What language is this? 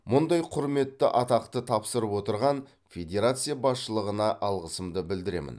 Kazakh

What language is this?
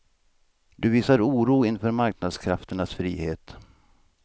Swedish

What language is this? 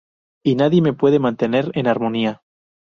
Spanish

